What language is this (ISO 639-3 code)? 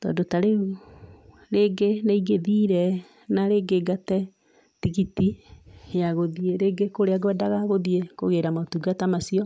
kik